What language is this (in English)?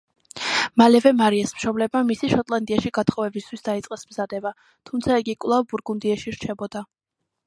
Georgian